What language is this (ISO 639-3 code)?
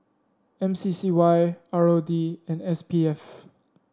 eng